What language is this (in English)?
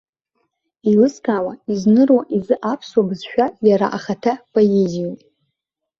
Abkhazian